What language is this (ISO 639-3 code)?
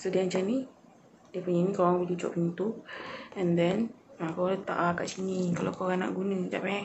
msa